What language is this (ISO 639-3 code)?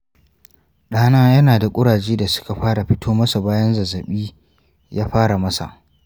hau